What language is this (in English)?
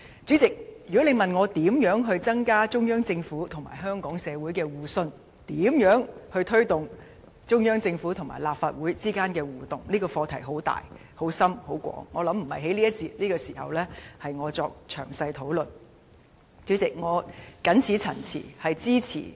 Cantonese